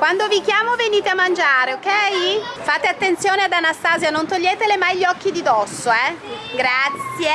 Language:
Italian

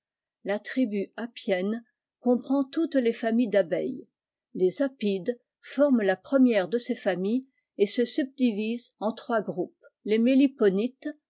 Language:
French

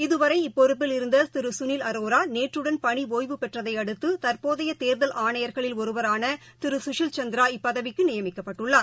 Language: Tamil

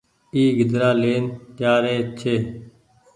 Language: Goaria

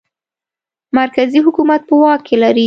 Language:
Pashto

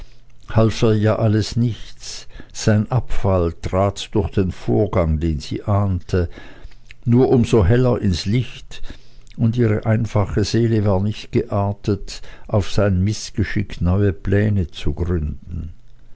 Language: German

